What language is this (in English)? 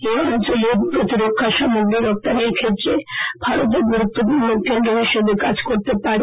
Bangla